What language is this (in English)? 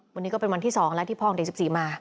Thai